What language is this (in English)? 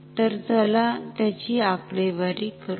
Marathi